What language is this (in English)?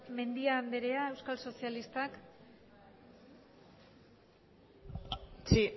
Basque